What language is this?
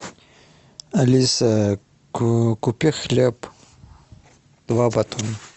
Russian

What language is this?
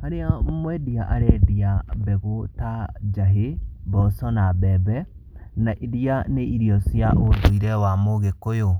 Kikuyu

